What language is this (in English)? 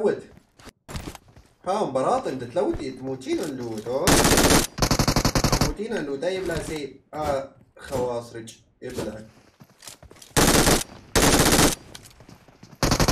Arabic